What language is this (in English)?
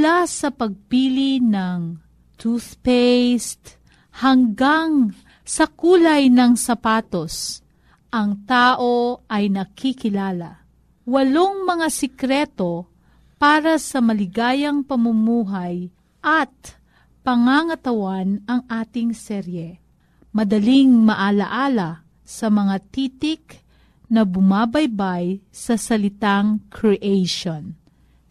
Filipino